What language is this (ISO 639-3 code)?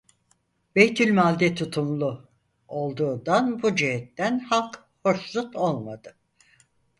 tur